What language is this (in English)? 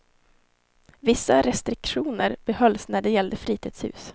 Swedish